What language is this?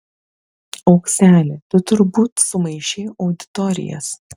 Lithuanian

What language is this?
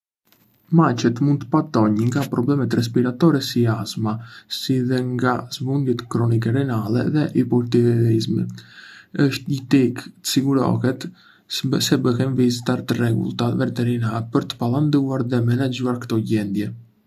Arbëreshë Albanian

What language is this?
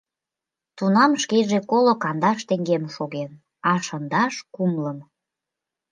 Mari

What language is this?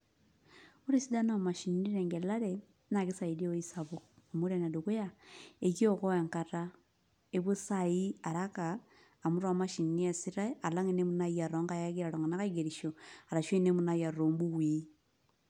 Masai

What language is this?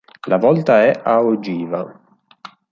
Italian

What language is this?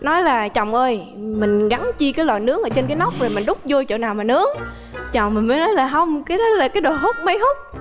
Vietnamese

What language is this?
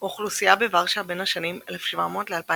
Hebrew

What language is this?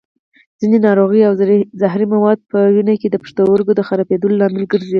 Pashto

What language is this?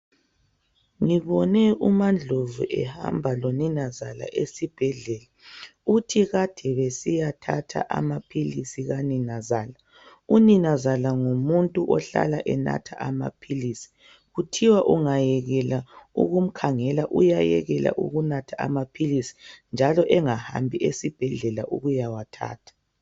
North Ndebele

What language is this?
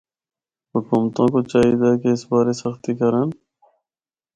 Northern Hindko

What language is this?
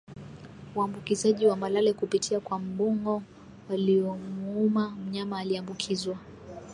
Swahili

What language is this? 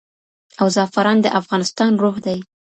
Pashto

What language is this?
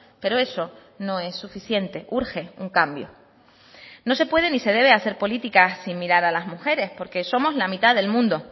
Spanish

